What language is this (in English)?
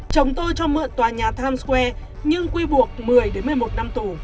Vietnamese